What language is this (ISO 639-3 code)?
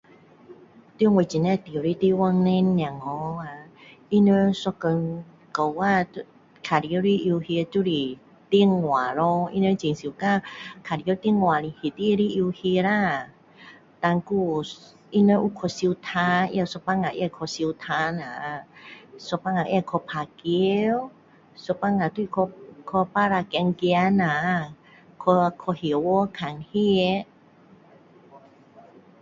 cdo